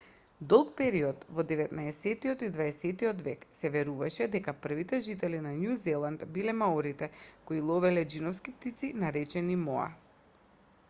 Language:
Macedonian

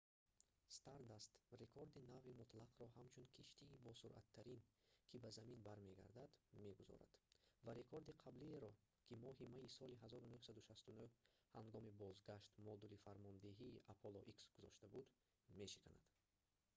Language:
Tajik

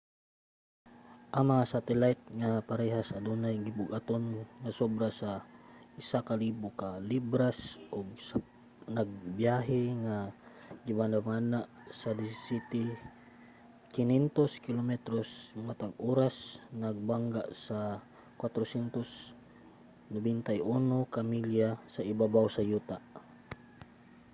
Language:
Cebuano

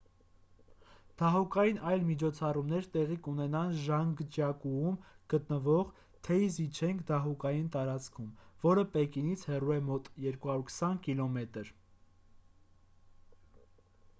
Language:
Armenian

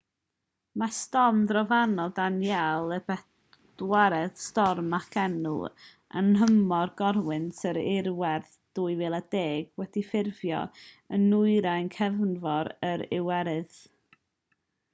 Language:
Welsh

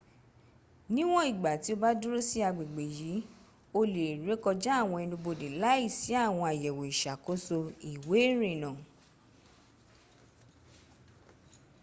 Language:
Yoruba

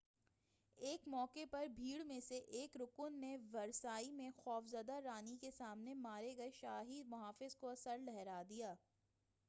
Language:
Urdu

